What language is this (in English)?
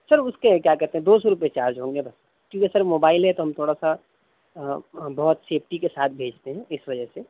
Urdu